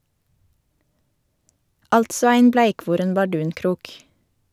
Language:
Norwegian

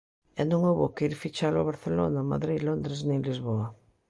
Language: Galician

